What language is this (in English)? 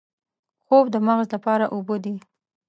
Pashto